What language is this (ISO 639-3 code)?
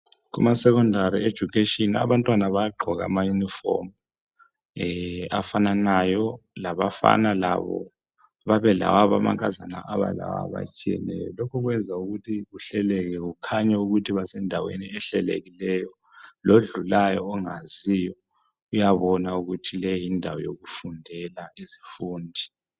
nde